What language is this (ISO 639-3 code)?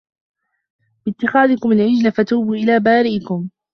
ara